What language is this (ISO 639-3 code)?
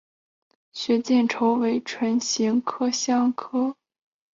zho